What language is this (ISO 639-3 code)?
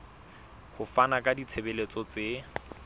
sot